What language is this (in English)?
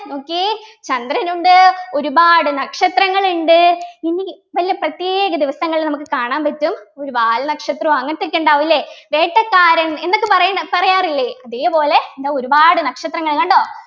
Malayalam